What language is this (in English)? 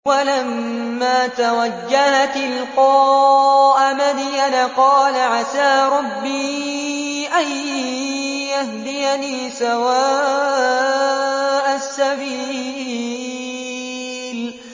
Arabic